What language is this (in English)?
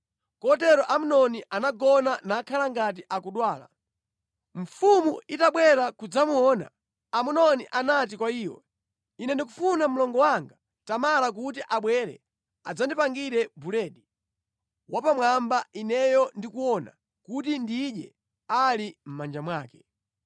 Nyanja